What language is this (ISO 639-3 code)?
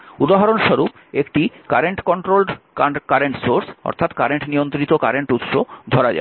ben